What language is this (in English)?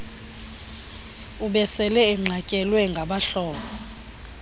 Xhosa